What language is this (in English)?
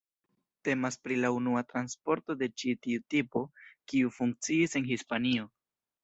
Esperanto